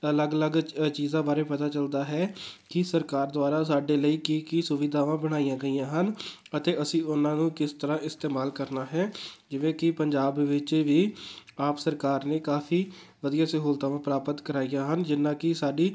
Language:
Punjabi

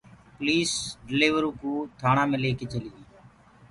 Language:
Gurgula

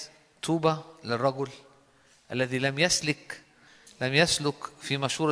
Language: Arabic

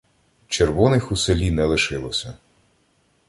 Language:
Ukrainian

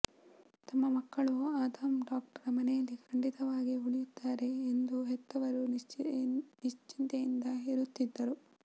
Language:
Kannada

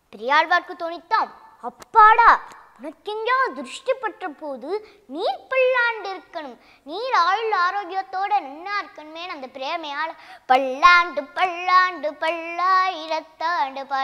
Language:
Tamil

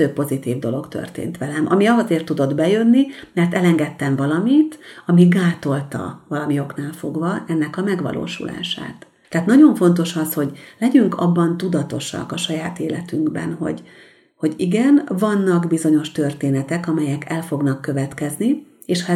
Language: Hungarian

